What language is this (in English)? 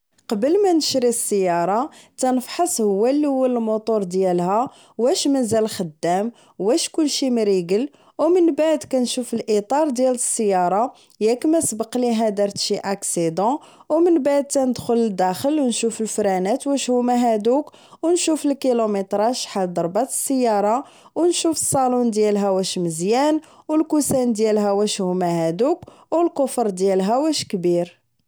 Moroccan Arabic